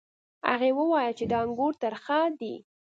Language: Pashto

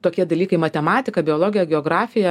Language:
Lithuanian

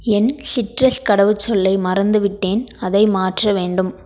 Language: Tamil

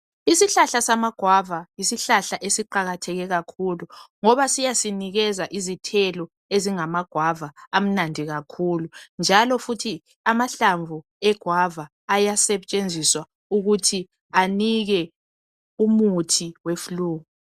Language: North Ndebele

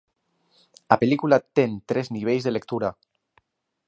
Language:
Galician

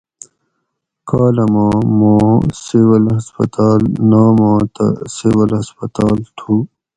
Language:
Gawri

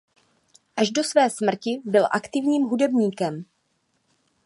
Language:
Czech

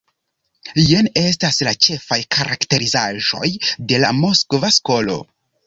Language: Esperanto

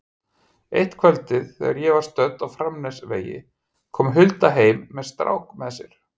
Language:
Icelandic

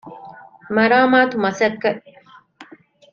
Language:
Divehi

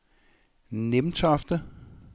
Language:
Danish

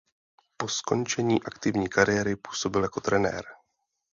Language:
Czech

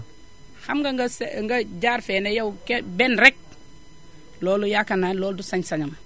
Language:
Wolof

